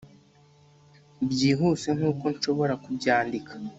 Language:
Kinyarwanda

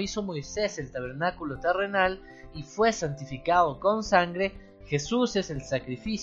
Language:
Spanish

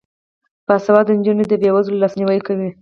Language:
Pashto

